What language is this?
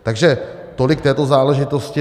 Czech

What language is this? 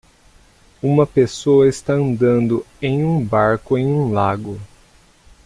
Portuguese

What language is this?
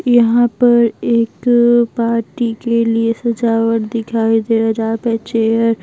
Hindi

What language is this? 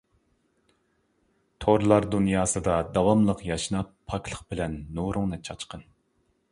Uyghur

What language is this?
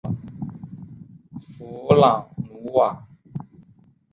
Chinese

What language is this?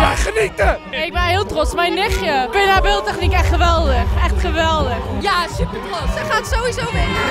Dutch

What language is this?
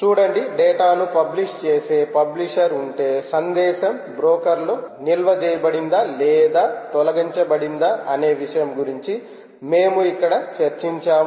Telugu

